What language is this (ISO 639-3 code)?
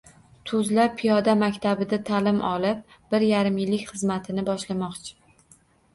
uzb